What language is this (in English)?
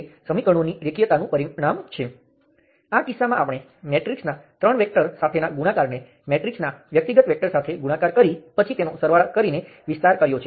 Gujarati